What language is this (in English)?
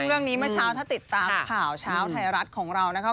Thai